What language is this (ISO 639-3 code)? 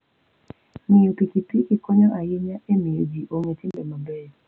luo